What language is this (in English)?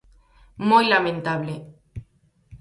Galician